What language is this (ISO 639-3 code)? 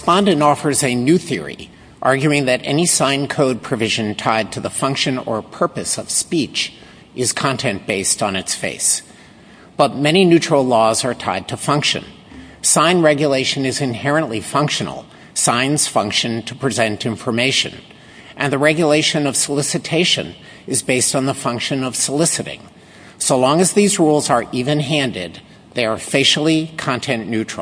eng